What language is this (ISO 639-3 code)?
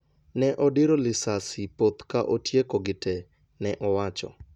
luo